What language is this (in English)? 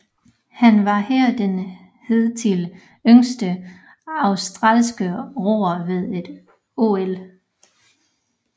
Danish